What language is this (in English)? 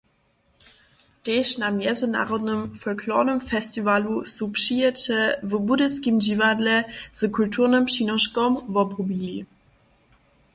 Upper Sorbian